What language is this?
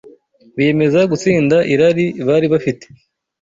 Kinyarwanda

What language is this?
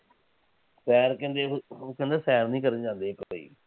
Punjabi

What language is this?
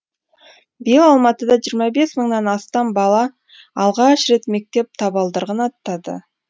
Kazakh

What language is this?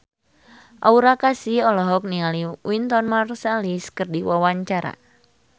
Sundanese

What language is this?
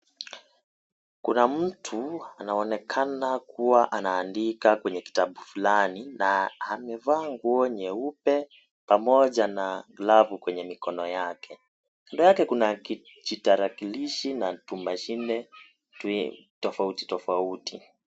Swahili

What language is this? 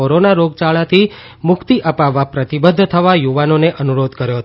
Gujarati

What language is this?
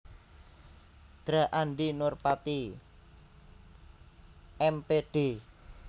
Javanese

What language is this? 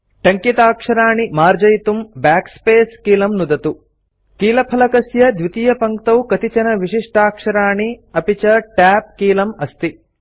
Sanskrit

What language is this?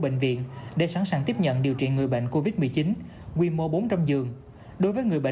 Vietnamese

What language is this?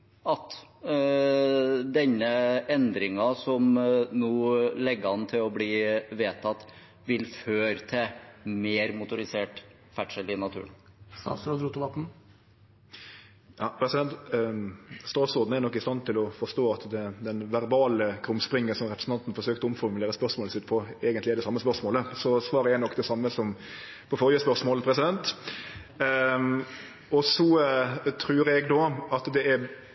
Norwegian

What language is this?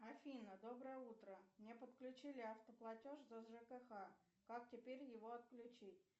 Russian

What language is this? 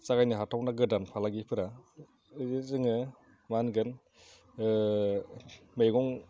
Bodo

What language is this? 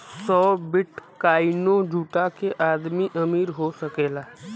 Bhojpuri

